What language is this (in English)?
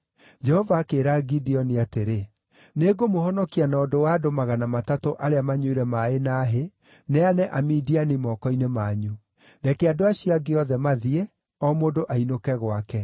Kikuyu